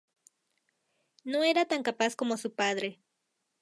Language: Spanish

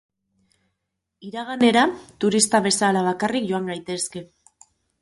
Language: Basque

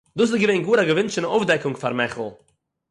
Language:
Yiddish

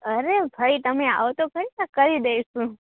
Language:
Gujarati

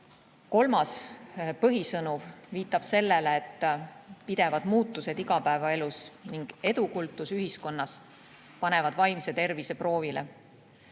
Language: Estonian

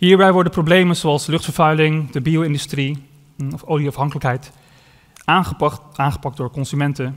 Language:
Dutch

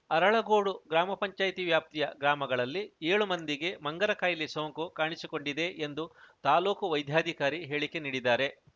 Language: Kannada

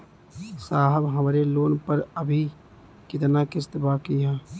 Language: Bhojpuri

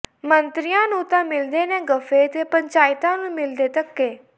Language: Punjabi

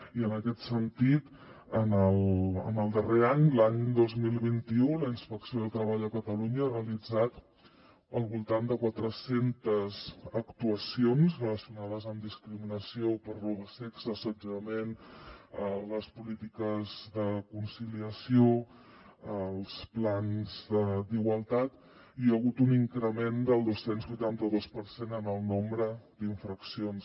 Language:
Catalan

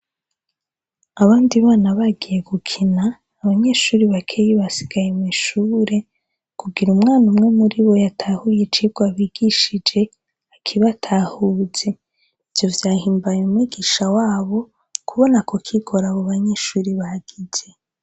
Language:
Rundi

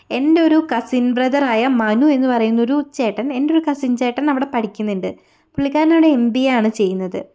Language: Malayalam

